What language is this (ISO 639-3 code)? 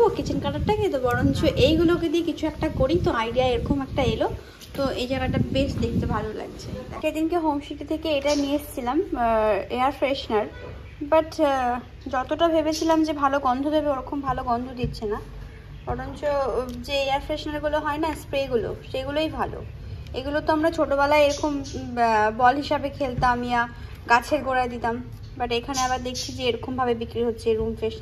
ben